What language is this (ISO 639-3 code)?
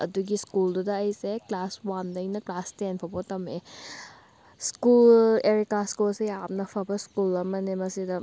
mni